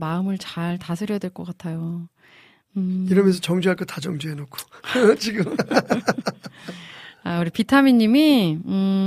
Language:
Korean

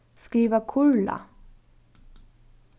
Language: Faroese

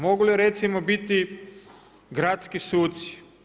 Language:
Croatian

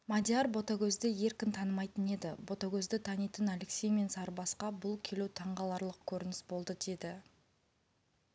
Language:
Kazakh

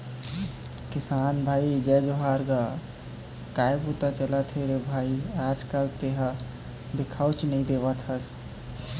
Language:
Chhattisgarhi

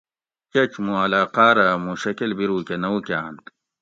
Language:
Gawri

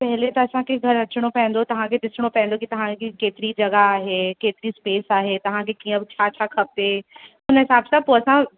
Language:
Sindhi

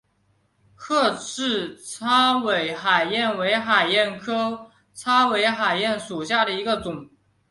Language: Chinese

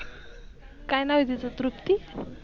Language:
Marathi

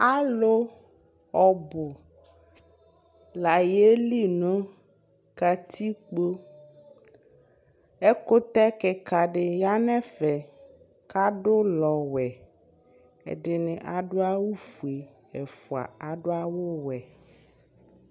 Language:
Ikposo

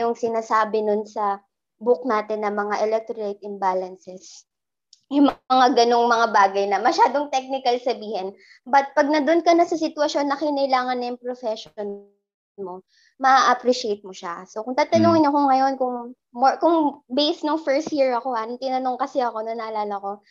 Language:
Filipino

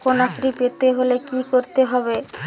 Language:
Bangla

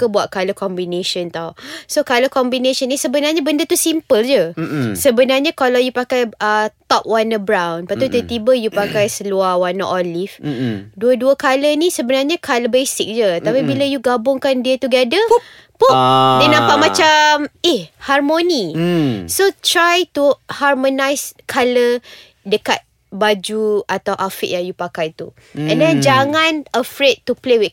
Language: Malay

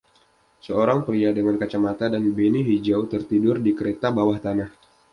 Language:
Indonesian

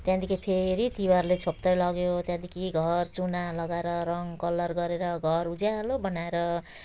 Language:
Nepali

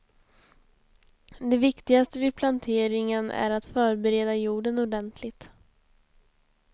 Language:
Swedish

